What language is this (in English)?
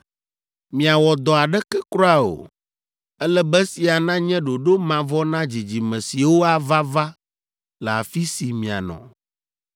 Ewe